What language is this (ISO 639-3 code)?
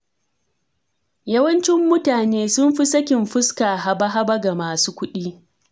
hau